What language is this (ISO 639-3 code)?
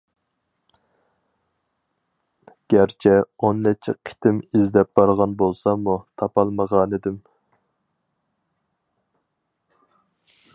uig